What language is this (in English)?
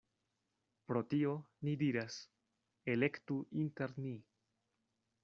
Esperanto